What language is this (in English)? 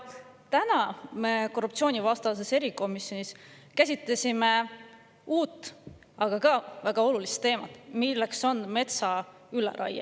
Estonian